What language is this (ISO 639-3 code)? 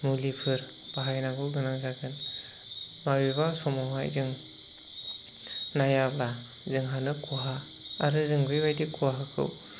brx